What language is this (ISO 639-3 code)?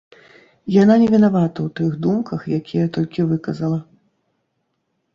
bel